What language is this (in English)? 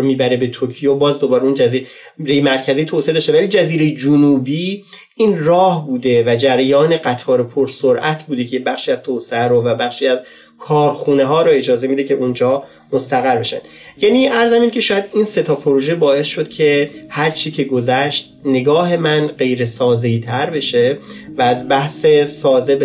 Persian